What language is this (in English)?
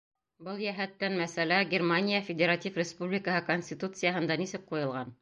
Bashkir